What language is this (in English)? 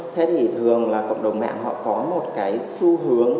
Vietnamese